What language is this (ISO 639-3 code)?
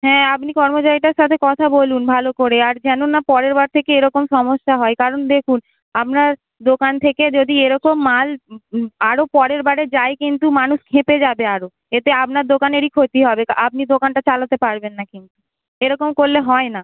ben